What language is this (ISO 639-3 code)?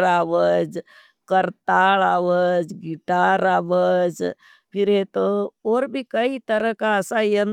noe